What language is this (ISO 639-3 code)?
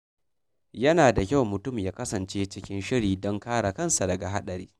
hau